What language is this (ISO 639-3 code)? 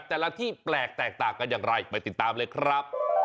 tha